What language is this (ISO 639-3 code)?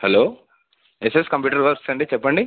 tel